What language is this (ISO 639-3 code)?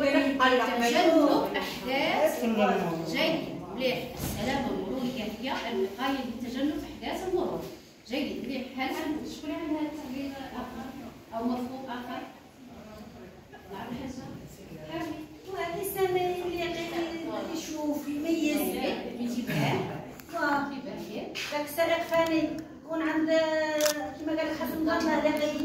ara